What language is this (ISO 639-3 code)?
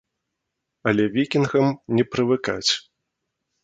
bel